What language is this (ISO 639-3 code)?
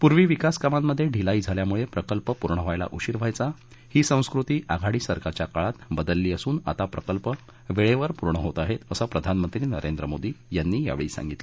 mar